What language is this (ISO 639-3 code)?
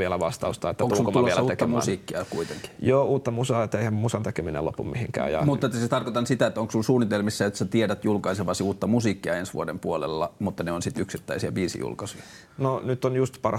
fin